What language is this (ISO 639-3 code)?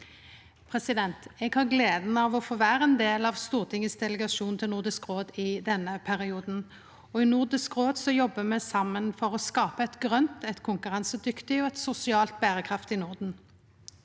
nor